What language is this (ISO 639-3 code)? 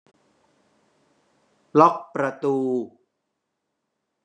tha